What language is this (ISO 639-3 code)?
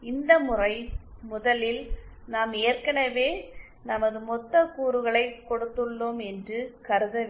tam